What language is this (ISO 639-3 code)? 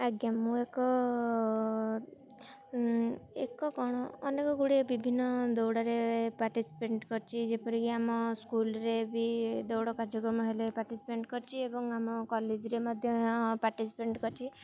ori